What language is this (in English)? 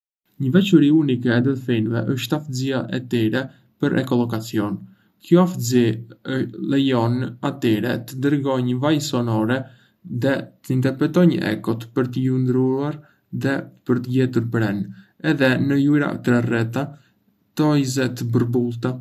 Arbëreshë Albanian